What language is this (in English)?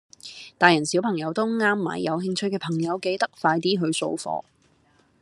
Cantonese